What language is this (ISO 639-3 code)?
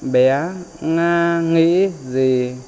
vie